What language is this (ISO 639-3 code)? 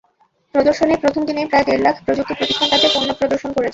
ben